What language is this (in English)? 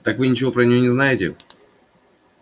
Russian